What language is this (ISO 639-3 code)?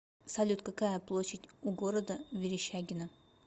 rus